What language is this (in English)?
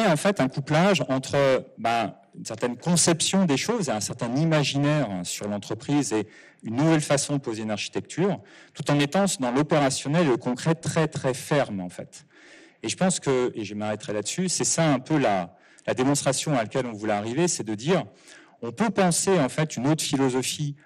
French